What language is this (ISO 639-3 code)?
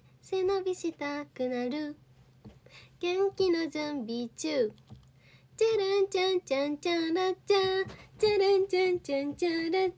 jpn